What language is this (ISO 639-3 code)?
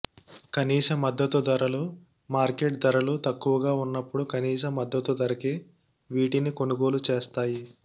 tel